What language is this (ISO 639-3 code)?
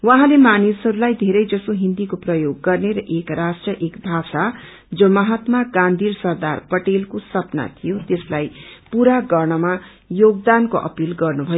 nep